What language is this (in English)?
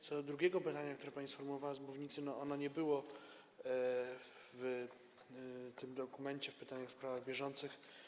Polish